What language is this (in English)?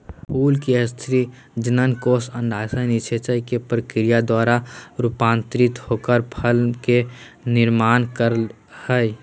Magahi